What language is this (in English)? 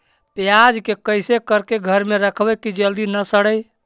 Magahi